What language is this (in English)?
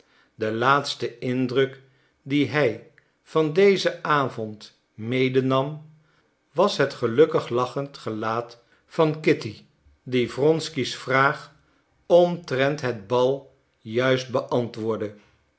Dutch